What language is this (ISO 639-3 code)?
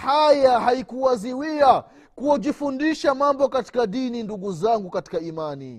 swa